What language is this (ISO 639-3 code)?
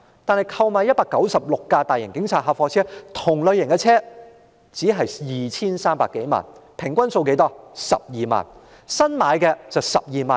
yue